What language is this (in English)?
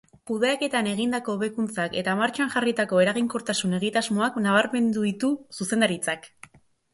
Basque